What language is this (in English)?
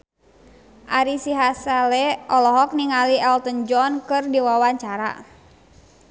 Sundanese